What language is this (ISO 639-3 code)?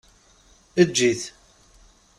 kab